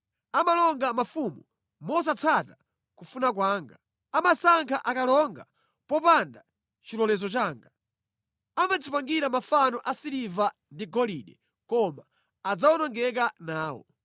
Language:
Nyanja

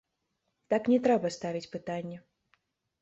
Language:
Belarusian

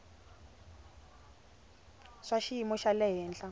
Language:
Tsonga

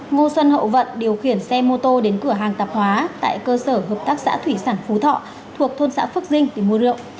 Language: Vietnamese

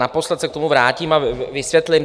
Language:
Czech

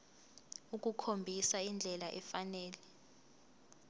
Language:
Zulu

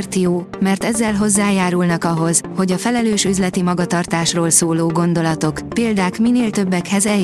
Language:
Hungarian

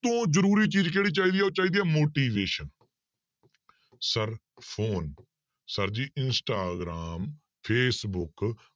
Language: Punjabi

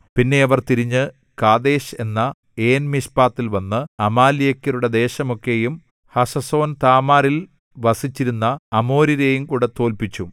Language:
Malayalam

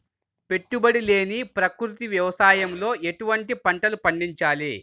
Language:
Telugu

